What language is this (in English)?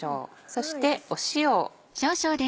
Japanese